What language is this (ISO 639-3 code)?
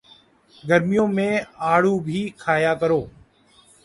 urd